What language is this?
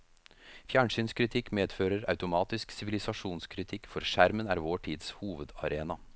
Norwegian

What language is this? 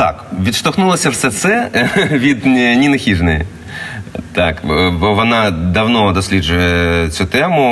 Ukrainian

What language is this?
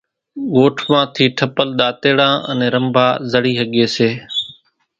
Kachi Koli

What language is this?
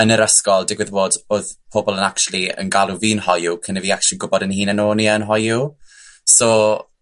Welsh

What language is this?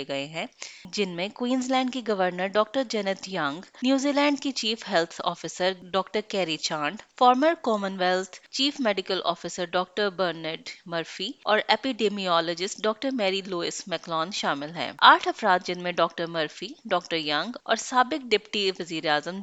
Urdu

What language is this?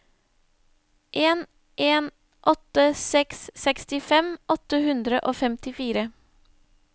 Norwegian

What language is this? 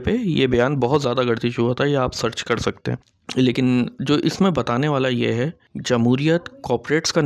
Urdu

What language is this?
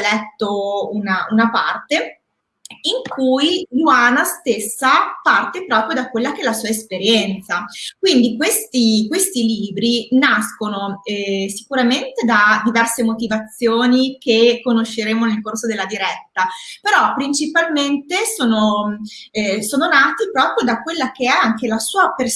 Italian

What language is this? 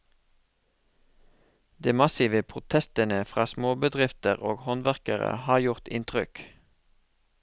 Norwegian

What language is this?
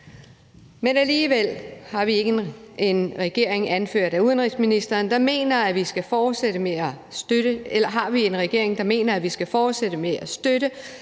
Danish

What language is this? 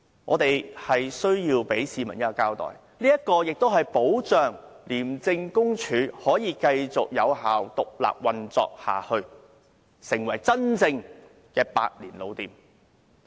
Cantonese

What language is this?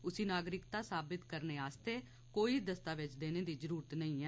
Dogri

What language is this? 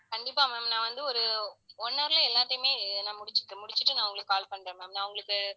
Tamil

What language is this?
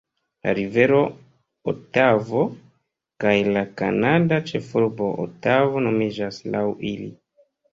Esperanto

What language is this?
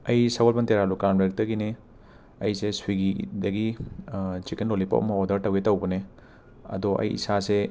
Manipuri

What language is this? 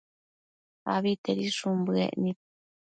Matsés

